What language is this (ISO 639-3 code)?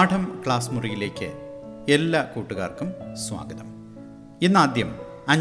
mal